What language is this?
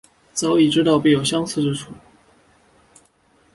Chinese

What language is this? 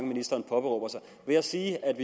Danish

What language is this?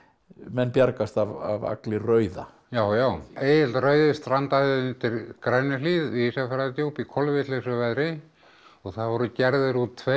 Icelandic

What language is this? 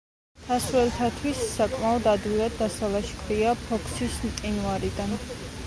Georgian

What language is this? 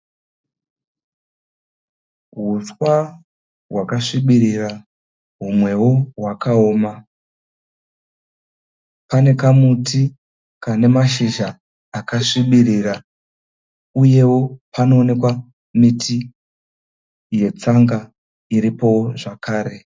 Shona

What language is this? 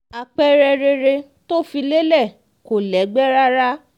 Yoruba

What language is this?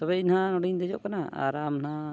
Santali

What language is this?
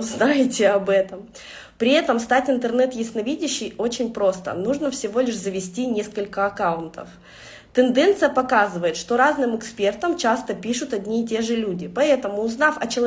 Russian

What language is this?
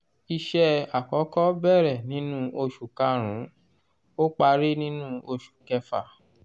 Yoruba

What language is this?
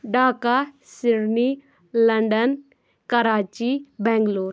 Kashmiri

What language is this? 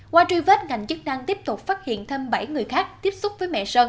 Vietnamese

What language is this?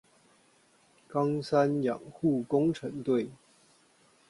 Chinese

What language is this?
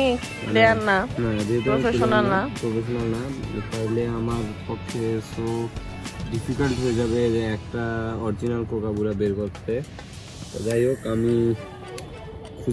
Hindi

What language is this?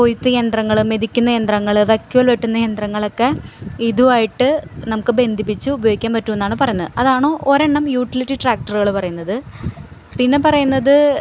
Malayalam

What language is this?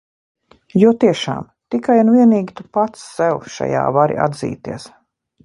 Latvian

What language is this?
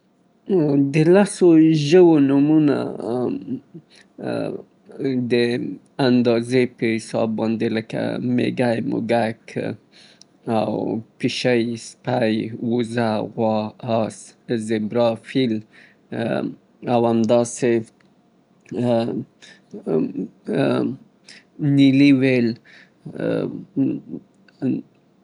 Southern Pashto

